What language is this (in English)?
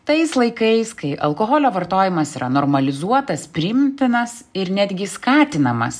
Lithuanian